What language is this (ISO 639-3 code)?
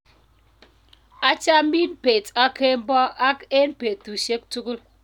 kln